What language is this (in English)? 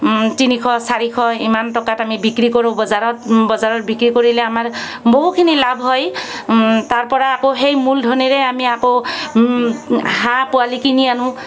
Assamese